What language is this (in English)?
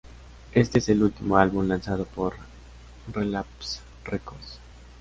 Spanish